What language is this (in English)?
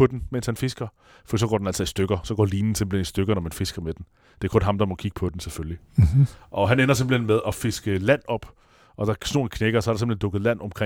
Danish